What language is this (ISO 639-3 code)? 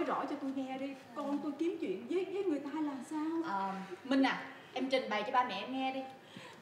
vie